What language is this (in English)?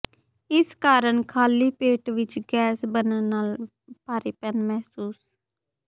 Punjabi